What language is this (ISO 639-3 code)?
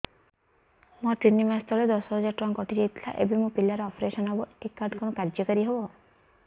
ori